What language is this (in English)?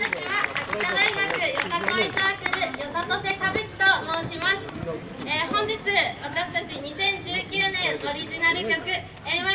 Japanese